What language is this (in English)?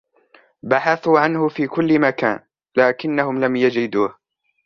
Arabic